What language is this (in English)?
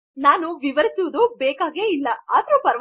Kannada